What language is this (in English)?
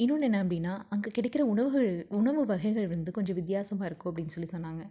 Tamil